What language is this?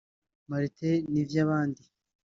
Kinyarwanda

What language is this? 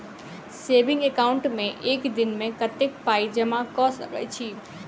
Maithili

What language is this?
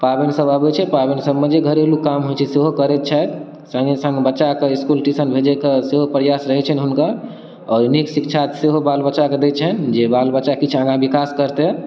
Maithili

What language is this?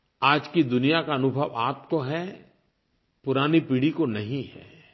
Hindi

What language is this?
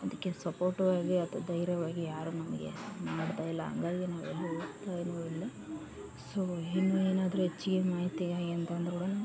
Kannada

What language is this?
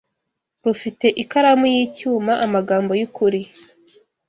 Kinyarwanda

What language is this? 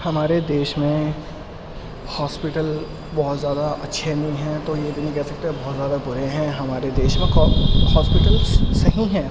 Urdu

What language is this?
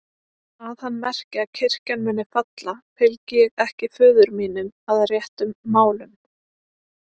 Icelandic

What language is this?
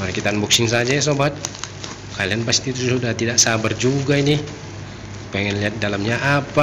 Indonesian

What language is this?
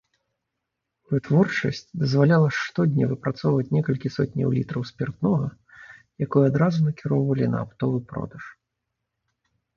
Belarusian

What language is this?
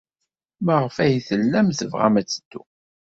Kabyle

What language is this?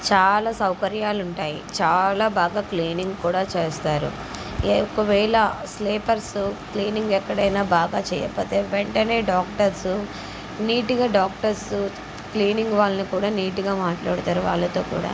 Telugu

